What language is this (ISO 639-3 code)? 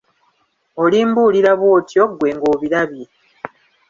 lug